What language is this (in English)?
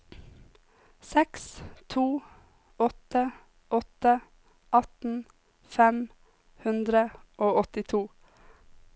Norwegian